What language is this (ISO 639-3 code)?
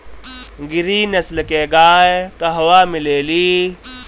bho